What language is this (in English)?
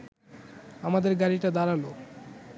Bangla